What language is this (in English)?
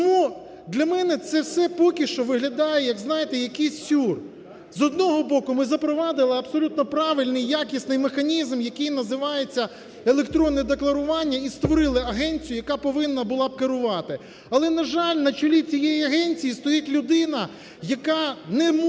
Ukrainian